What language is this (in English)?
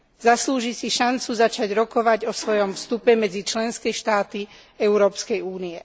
Slovak